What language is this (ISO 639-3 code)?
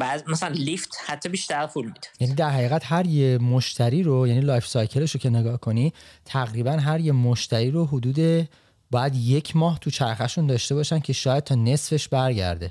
fas